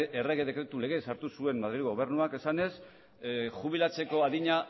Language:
Basque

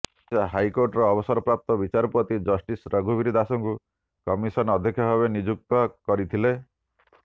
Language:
Odia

